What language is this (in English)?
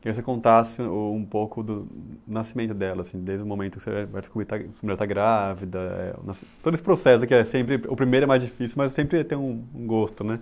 Portuguese